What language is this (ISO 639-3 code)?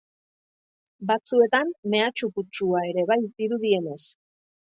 eus